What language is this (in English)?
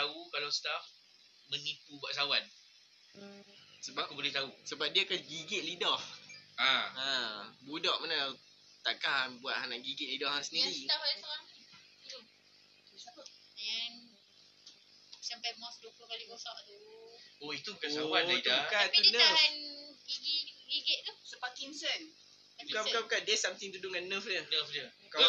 Malay